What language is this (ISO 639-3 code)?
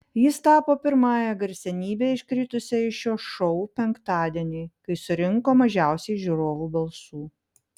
lit